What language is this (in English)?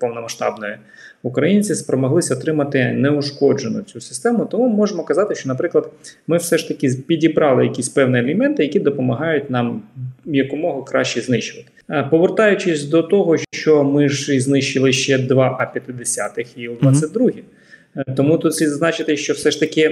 Ukrainian